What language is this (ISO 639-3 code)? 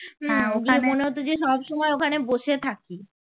ben